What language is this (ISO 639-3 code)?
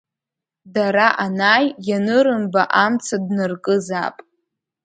abk